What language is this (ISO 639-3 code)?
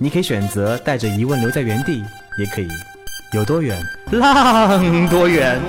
zho